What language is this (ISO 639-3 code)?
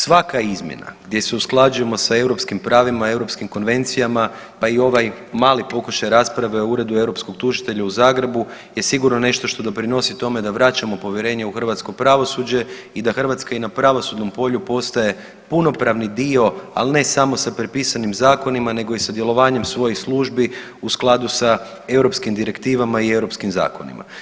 hrv